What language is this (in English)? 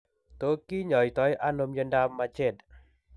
Kalenjin